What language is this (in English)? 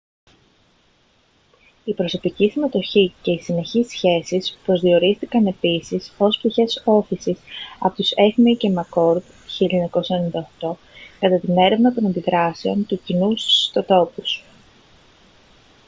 Greek